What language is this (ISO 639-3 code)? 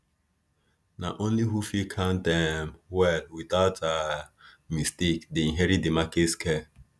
pcm